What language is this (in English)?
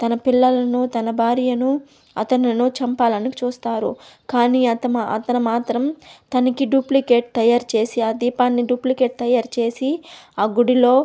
Telugu